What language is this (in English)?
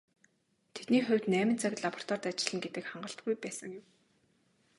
Mongolian